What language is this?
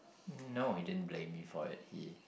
English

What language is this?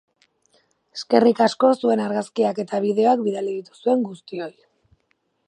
Basque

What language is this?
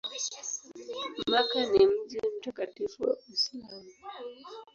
Swahili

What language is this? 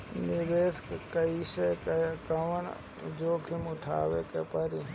Bhojpuri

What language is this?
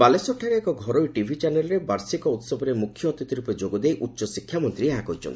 Odia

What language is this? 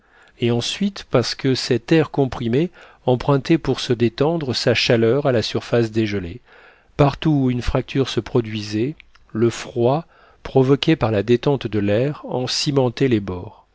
French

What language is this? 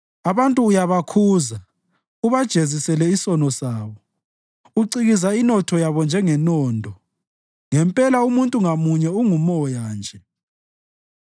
North Ndebele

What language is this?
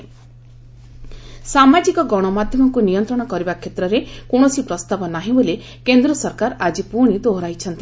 Odia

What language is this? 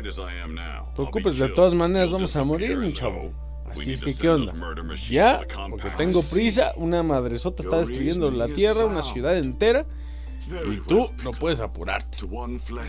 Spanish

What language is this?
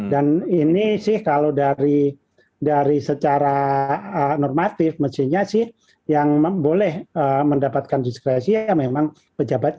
Indonesian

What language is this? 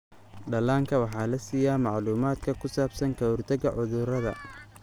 Somali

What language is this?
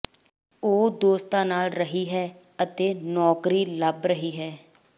Punjabi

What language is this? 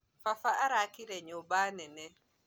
Kikuyu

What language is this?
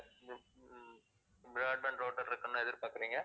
Tamil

